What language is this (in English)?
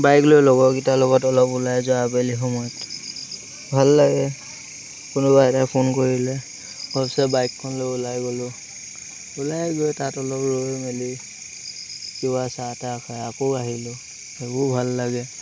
Assamese